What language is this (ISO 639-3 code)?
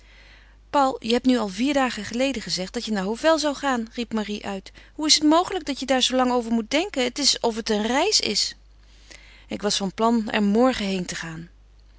nld